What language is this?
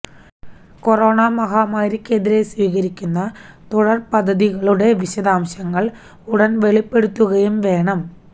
Malayalam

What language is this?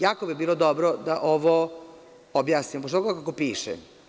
Serbian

